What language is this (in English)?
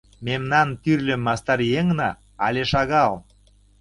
Mari